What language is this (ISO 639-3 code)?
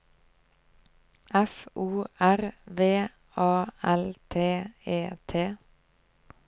nor